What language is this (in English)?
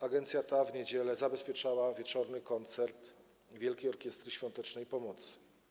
Polish